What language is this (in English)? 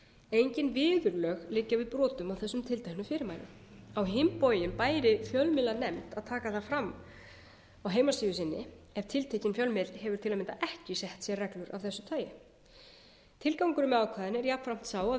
Icelandic